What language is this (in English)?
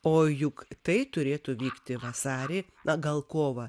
Lithuanian